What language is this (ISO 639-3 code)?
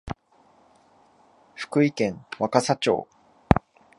jpn